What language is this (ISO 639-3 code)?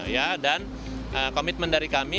ind